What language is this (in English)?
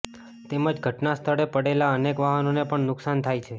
Gujarati